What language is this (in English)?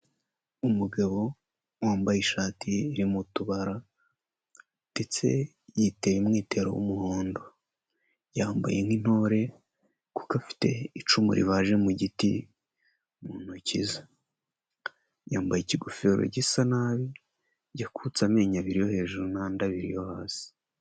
Kinyarwanda